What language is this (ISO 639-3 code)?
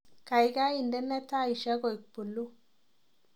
kln